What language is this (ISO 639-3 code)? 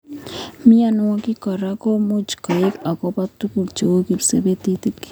kln